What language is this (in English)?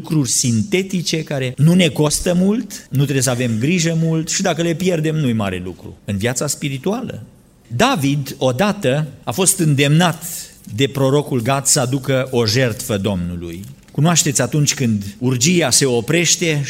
Romanian